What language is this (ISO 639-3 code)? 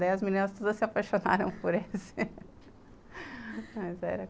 por